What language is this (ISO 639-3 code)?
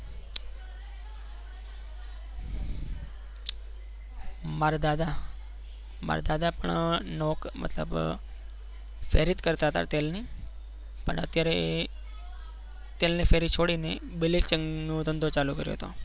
guj